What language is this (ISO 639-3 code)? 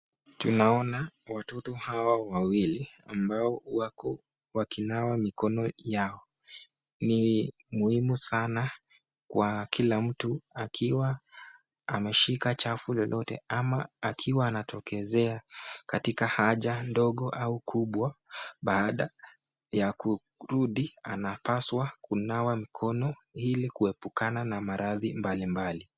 swa